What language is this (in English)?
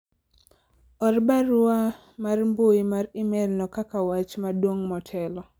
Luo (Kenya and Tanzania)